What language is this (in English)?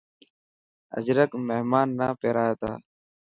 Dhatki